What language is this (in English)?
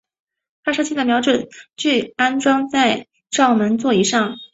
Chinese